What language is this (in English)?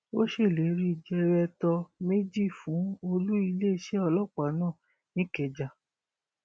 Yoruba